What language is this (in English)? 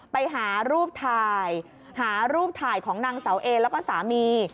Thai